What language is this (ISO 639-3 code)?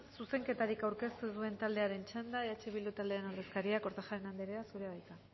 eus